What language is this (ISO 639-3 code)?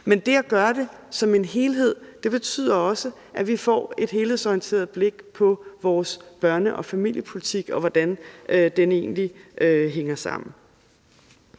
dan